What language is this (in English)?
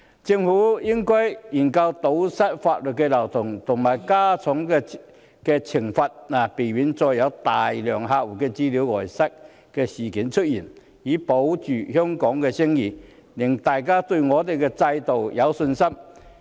Cantonese